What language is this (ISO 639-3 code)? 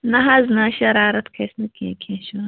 kas